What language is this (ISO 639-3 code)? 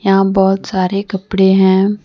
hin